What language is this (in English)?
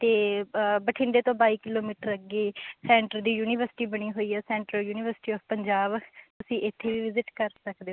Punjabi